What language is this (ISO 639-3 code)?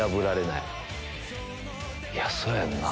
jpn